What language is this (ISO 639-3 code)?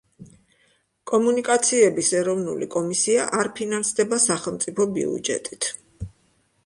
kat